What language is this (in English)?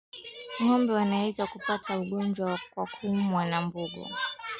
Swahili